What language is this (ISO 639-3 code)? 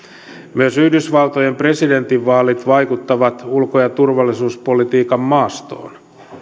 fin